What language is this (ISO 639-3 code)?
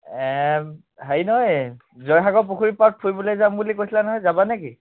asm